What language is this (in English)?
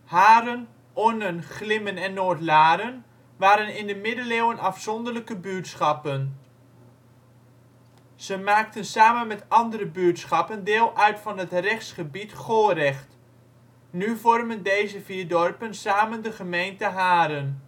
Dutch